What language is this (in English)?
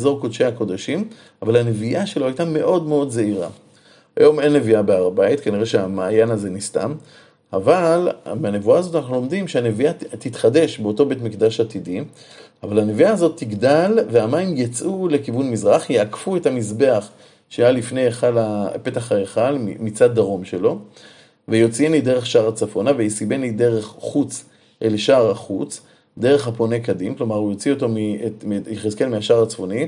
Hebrew